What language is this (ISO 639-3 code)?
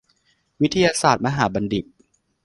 tha